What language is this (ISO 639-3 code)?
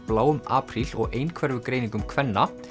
isl